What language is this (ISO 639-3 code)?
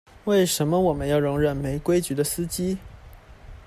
zho